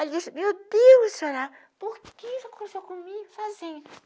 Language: Portuguese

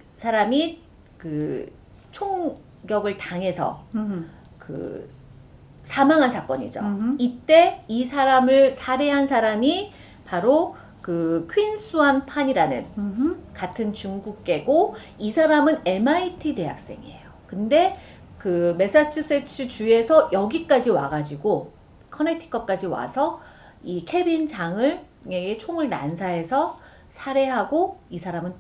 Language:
Korean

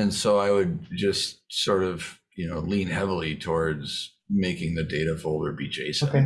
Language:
English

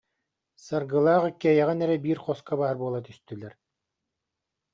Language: Yakut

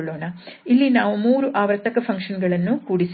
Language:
Kannada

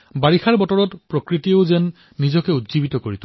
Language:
Assamese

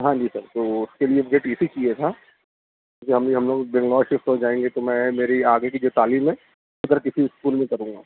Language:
Urdu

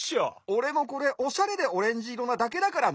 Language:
Japanese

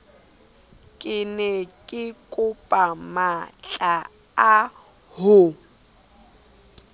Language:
Southern Sotho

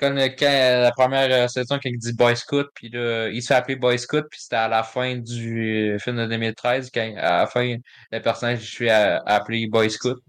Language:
French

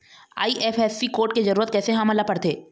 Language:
Chhattisgarhi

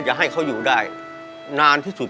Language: Thai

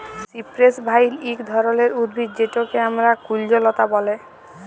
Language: Bangla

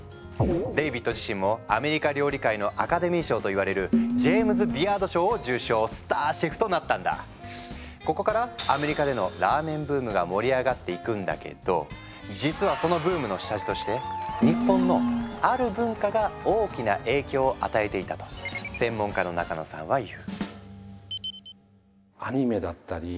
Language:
Japanese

